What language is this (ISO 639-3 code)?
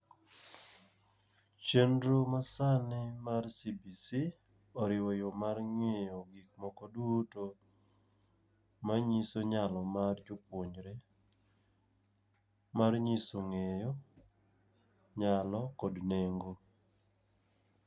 luo